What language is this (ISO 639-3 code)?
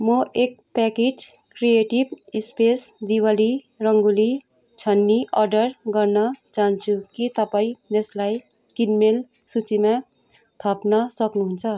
nep